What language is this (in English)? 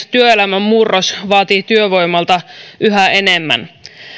Finnish